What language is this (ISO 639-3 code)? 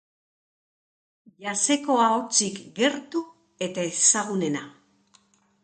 eus